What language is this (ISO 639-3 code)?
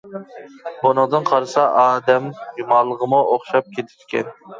uig